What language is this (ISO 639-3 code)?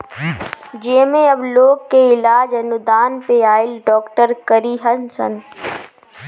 bho